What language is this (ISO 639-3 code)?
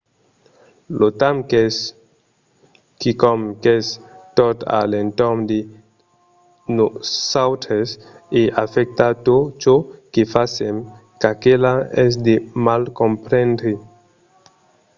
oci